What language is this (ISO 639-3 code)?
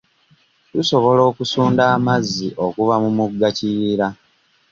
lug